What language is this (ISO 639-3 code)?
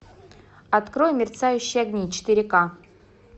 rus